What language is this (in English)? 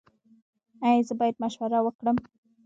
Pashto